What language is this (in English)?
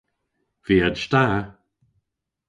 Cornish